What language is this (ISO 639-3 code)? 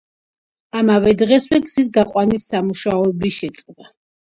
kat